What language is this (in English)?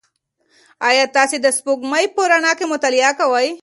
Pashto